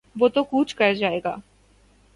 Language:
Urdu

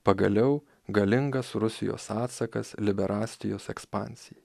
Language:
Lithuanian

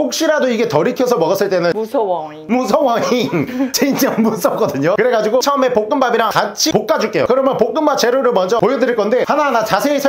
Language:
Korean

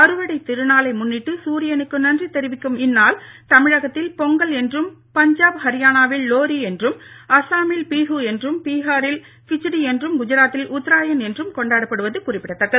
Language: Tamil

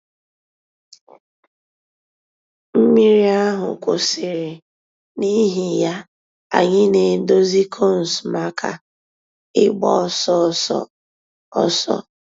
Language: Igbo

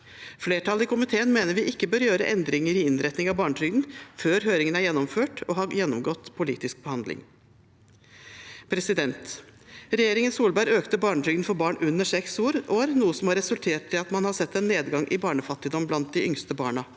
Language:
Norwegian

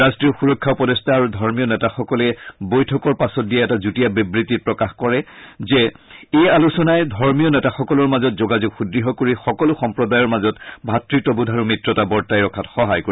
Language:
Assamese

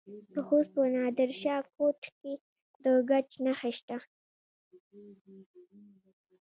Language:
Pashto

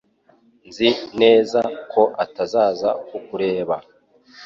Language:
Kinyarwanda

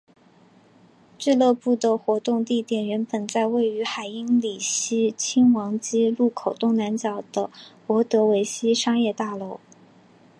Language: Chinese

